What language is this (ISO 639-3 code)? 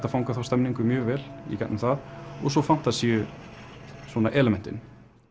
isl